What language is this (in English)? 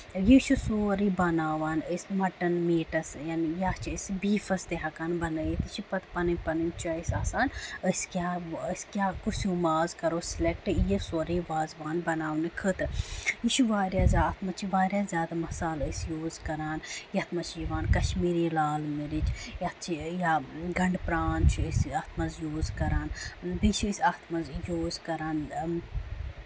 Kashmiri